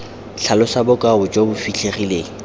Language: Tswana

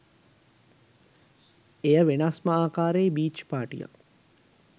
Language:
Sinhala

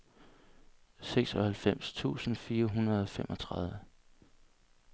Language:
Danish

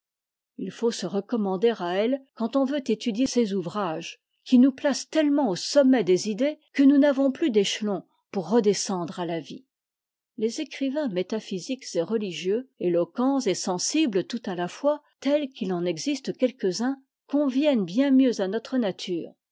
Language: French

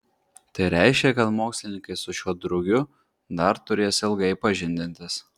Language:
Lithuanian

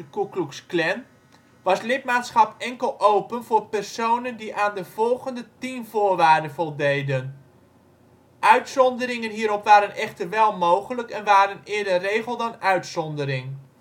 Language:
Dutch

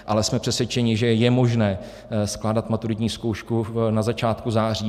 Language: Czech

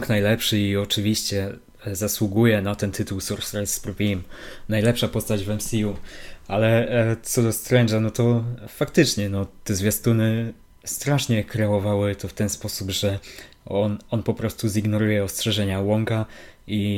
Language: Polish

